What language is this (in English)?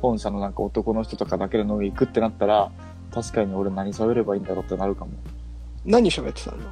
Japanese